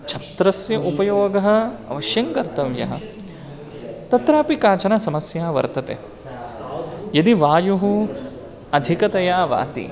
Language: Sanskrit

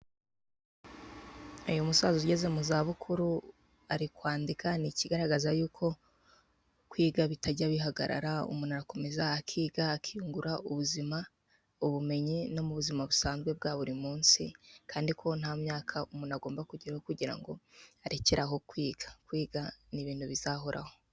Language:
Kinyarwanda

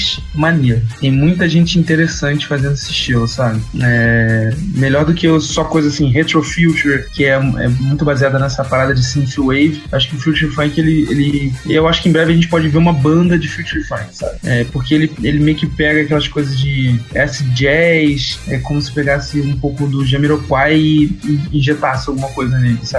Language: Portuguese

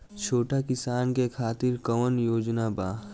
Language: Bhojpuri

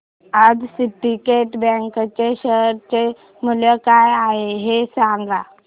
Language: Marathi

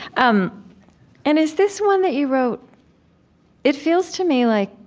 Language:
English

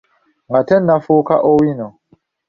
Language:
Ganda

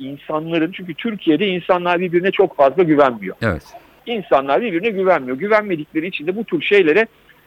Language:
Turkish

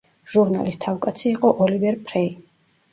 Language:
Georgian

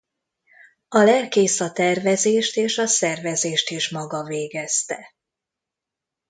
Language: Hungarian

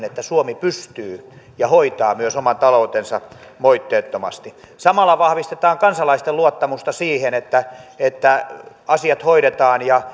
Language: Finnish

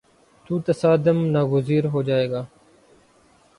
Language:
Urdu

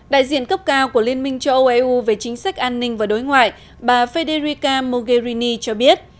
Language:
Vietnamese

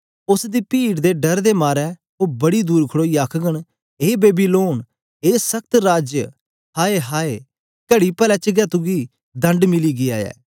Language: Dogri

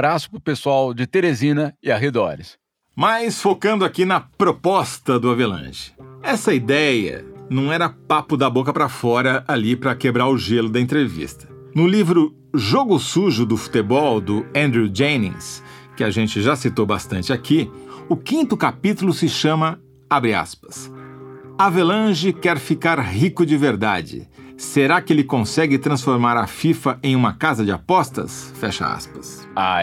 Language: Portuguese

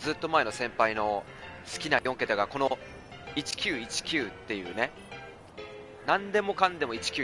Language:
Japanese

